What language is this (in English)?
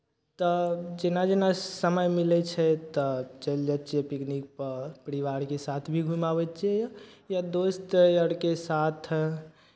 Maithili